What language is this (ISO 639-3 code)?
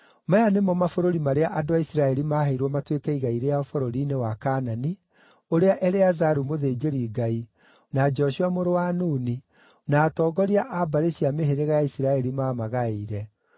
kik